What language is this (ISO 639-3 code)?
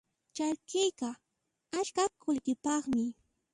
qxp